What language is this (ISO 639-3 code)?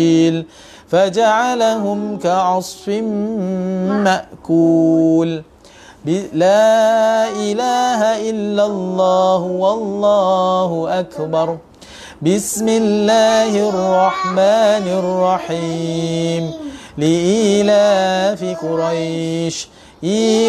msa